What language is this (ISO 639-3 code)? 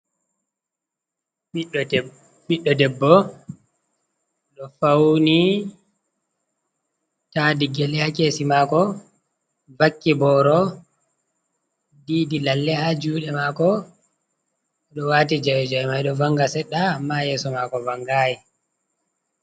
ful